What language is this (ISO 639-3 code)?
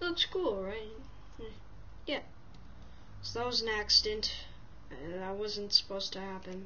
eng